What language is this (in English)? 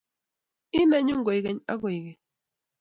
Kalenjin